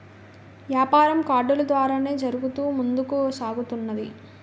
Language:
Telugu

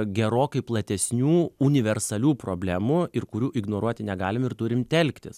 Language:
Lithuanian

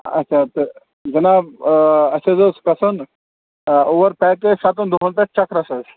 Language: Kashmiri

